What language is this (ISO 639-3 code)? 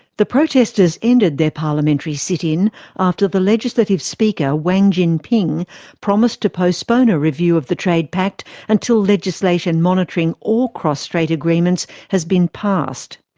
eng